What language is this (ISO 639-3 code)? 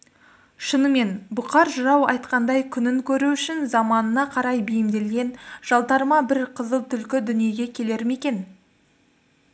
kaz